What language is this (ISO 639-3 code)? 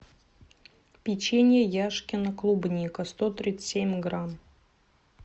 rus